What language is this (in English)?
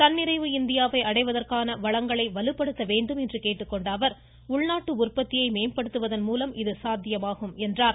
Tamil